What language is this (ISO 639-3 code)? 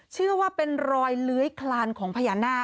tha